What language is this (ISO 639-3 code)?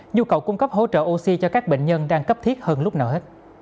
vie